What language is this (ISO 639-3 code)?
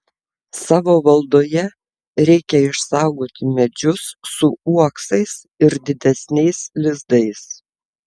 lit